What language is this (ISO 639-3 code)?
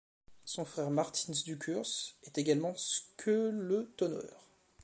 fra